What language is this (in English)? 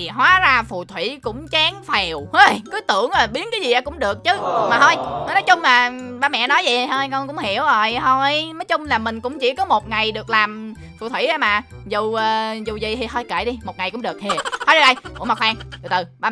Vietnamese